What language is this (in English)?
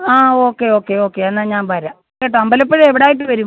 Malayalam